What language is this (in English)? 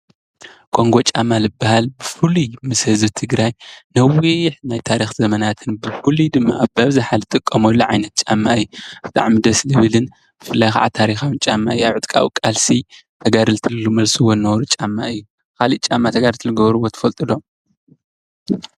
Tigrinya